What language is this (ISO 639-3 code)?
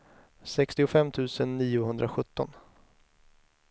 swe